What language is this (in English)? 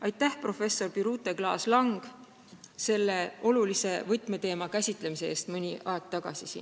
Estonian